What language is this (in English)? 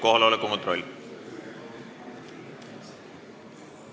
Estonian